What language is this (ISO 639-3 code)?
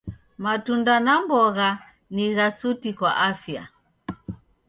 dav